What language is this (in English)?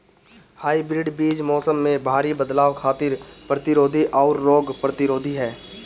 Bhojpuri